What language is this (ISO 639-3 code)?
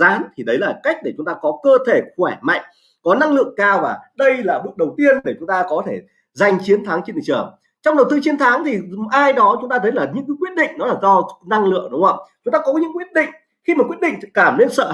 vie